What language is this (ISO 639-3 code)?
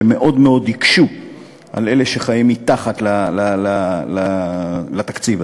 heb